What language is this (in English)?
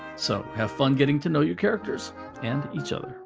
English